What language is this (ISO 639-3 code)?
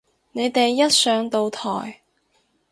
yue